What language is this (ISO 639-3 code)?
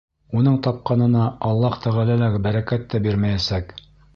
bak